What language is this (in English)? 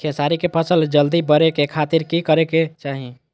Magahi